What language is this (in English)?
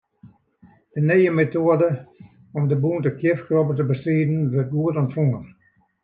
Western Frisian